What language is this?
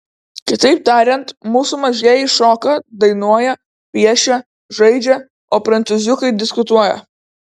Lithuanian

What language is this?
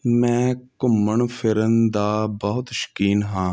Punjabi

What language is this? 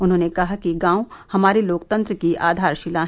Hindi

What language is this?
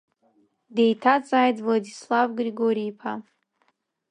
Abkhazian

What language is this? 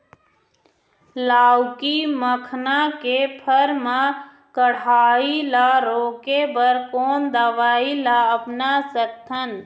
Chhattisgarhi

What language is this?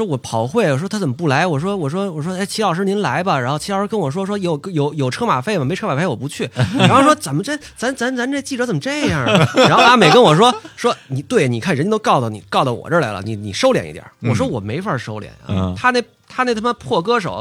Chinese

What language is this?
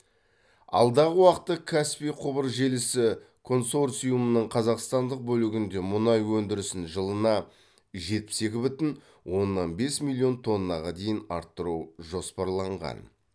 Kazakh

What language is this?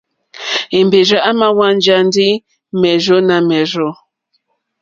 Mokpwe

